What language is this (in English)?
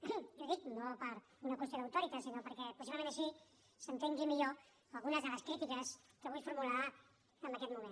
Catalan